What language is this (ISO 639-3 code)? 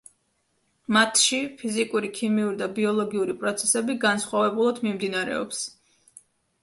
kat